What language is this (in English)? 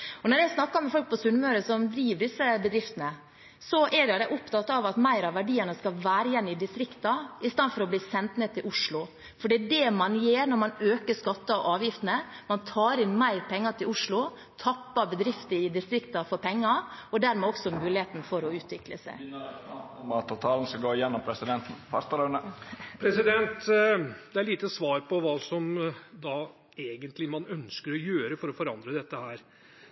Norwegian